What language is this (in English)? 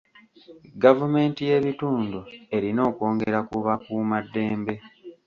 Ganda